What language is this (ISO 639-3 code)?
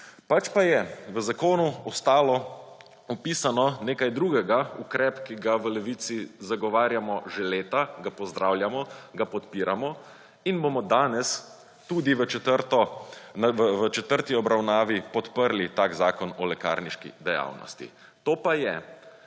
slv